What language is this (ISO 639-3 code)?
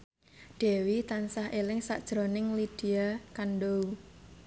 jav